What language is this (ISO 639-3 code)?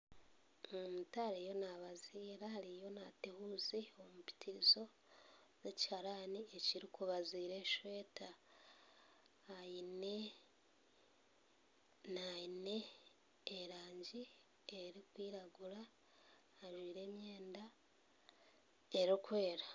nyn